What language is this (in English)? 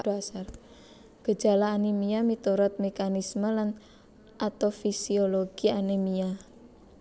Javanese